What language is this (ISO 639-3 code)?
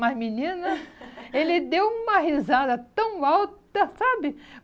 por